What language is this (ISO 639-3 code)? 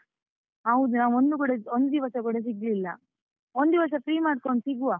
kan